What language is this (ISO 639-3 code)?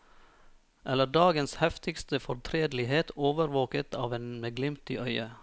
nor